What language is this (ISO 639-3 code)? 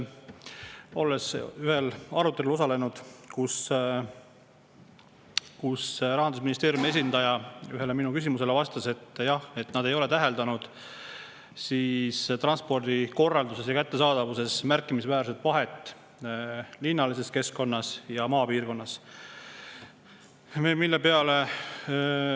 est